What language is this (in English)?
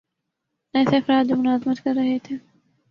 Urdu